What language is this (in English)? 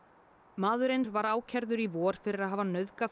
Icelandic